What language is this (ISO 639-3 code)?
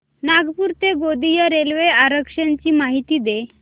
mar